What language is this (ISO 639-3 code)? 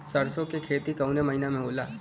bho